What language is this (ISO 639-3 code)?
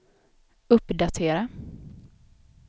swe